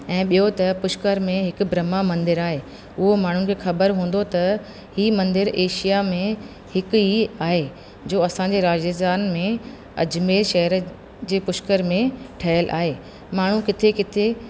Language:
Sindhi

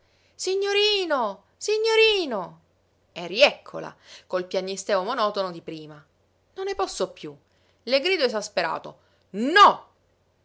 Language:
Italian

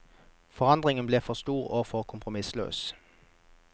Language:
Norwegian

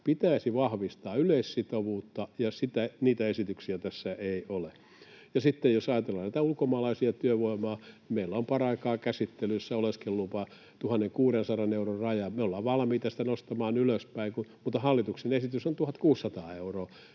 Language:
Finnish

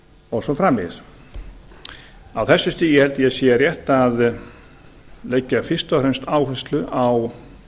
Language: Icelandic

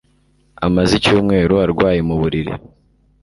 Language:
Kinyarwanda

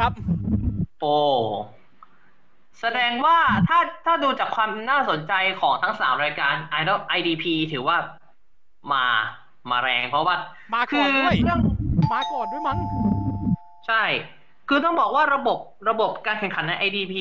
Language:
Thai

